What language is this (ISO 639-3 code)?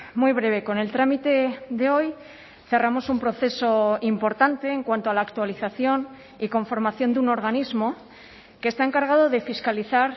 spa